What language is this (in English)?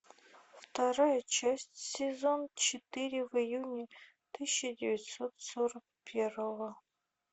Russian